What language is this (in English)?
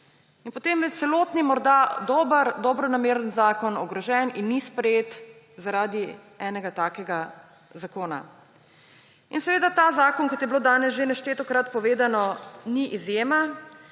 Slovenian